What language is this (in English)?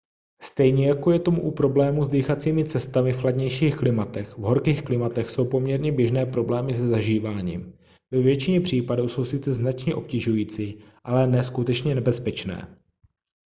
Czech